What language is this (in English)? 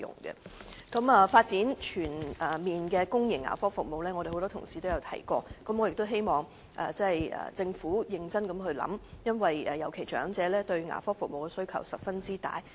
Cantonese